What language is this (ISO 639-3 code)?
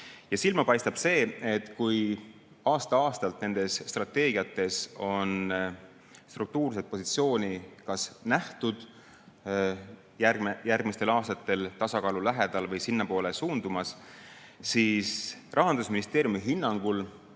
est